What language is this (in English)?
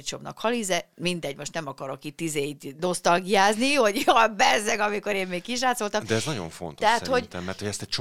Hungarian